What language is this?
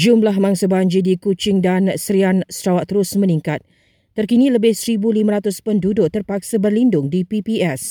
Malay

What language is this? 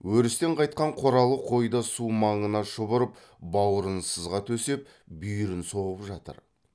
Kazakh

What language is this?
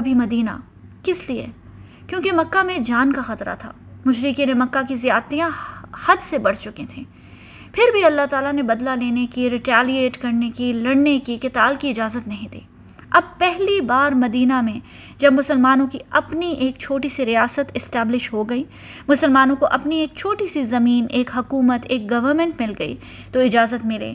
Urdu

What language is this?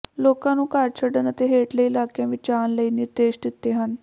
Punjabi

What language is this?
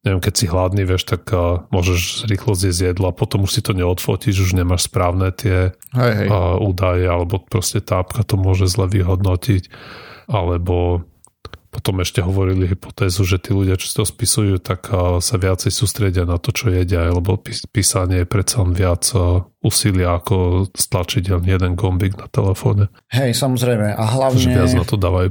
Slovak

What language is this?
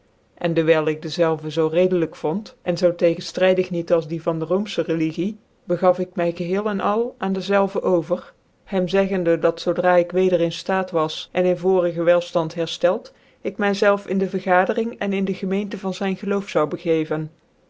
Dutch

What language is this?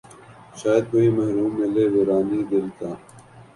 Urdu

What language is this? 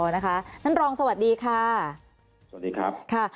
Thai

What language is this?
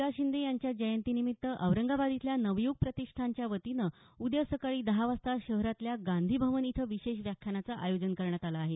Marathi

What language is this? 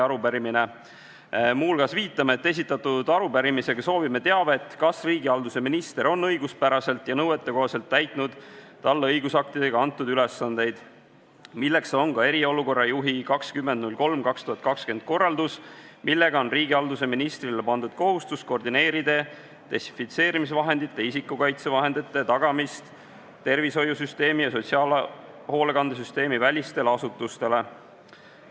Estonian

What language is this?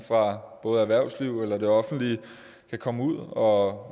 Danish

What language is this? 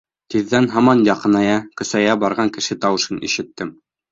Bashkir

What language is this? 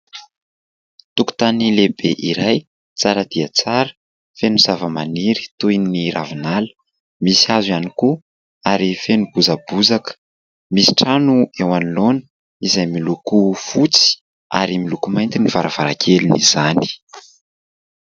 Malagasy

